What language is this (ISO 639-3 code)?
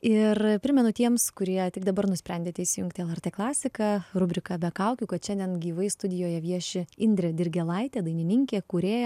lit